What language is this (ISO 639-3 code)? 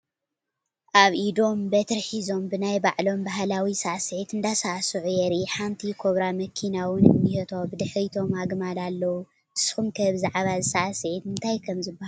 tir